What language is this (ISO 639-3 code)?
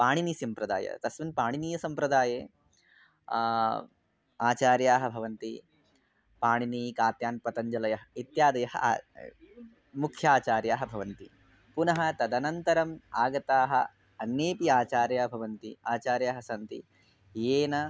san